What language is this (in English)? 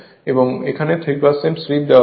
Bangla